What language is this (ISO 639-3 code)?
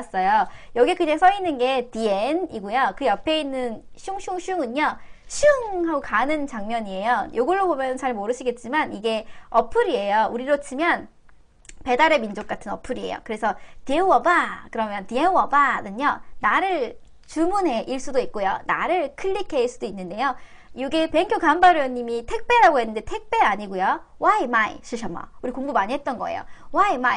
kor